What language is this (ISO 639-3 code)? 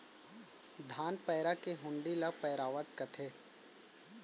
hne